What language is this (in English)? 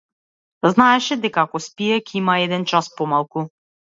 Macedonian